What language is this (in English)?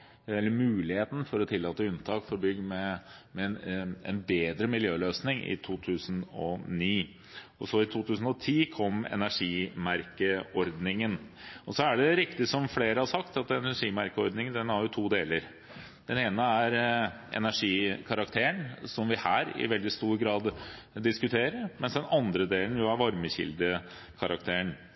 Norwegian Bokmål